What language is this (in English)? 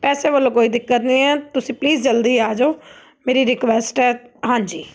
Punjabi